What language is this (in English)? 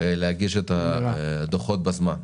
Hebrew